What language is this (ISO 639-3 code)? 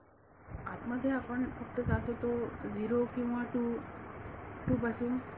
mar